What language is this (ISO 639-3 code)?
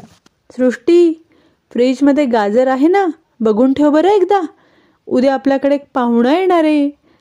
mar